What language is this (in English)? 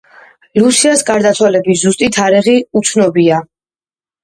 Georgian